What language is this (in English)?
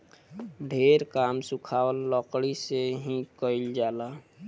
Bhojpuri